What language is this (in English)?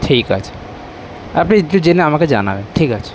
Bangla